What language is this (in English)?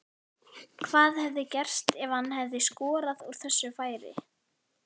Icelandic